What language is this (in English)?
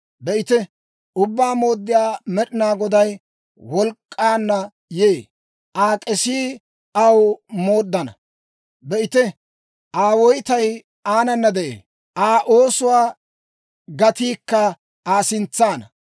Dawro